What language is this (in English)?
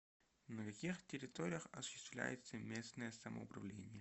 Russian